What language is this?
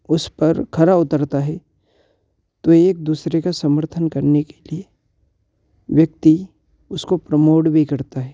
Hindi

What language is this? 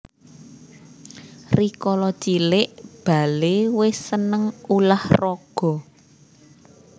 Javanese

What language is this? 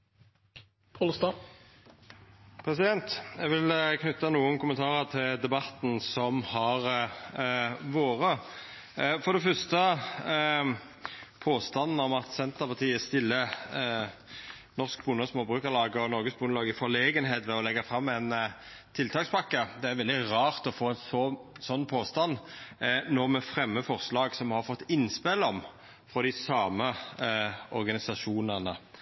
Norwegian Nynorsk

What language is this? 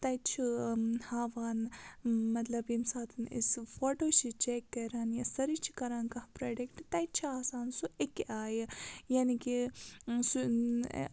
Kashmiri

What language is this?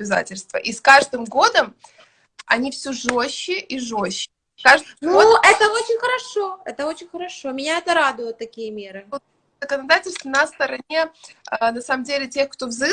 Russian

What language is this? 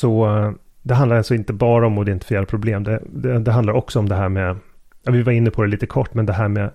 Swedish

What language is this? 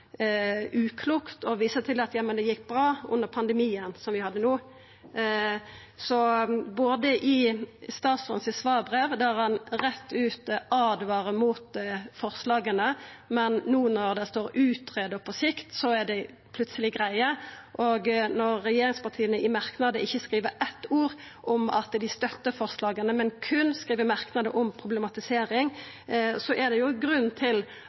Norwegian Nynorsk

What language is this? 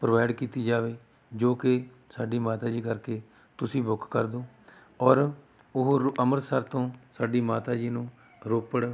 Punjabi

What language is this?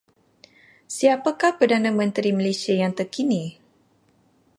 Malay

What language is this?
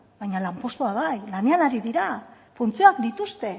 Basque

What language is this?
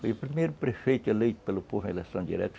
Portuguese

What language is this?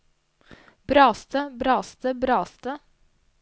Norwegian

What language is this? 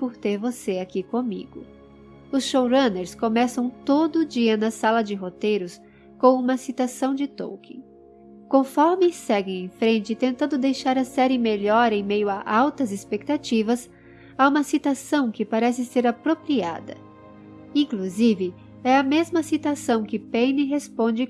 Portuguese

